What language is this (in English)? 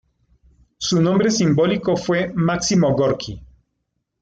Spanish